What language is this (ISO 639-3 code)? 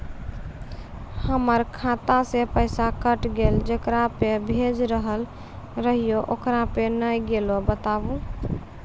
mai